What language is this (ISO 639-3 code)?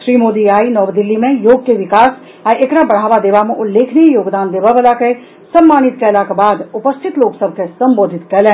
mai